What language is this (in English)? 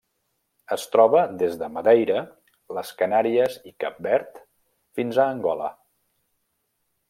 Catalan